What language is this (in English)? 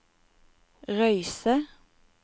Norwegian